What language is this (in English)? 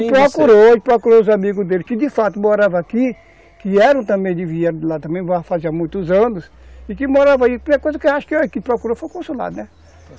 Portuguese